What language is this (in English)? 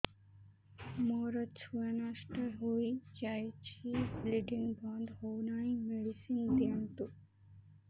Odia